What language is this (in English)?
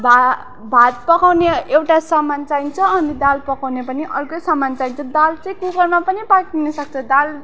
Nepali